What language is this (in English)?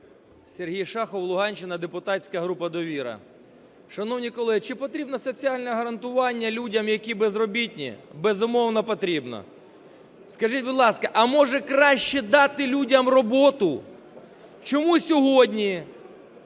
Ukrainian